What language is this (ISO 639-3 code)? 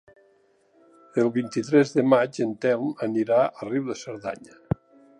cat